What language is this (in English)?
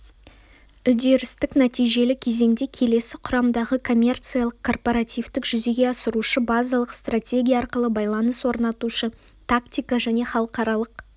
Kazakh